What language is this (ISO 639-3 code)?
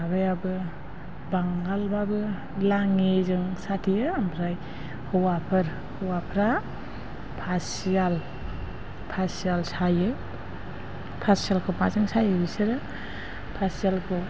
brx